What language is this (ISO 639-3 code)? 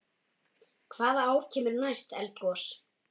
isl